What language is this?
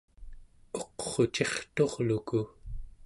Central Yupik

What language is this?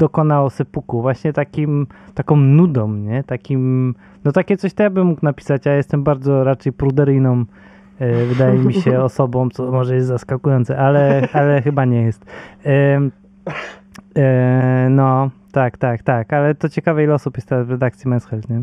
Polish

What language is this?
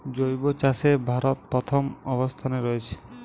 Bangla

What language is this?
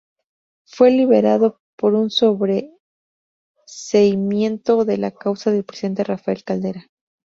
Spanish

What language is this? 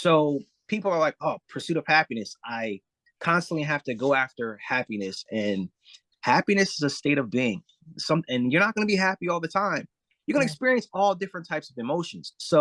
English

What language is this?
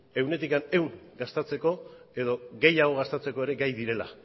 Basque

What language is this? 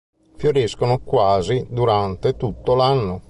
Italian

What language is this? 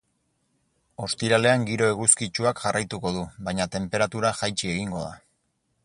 Basque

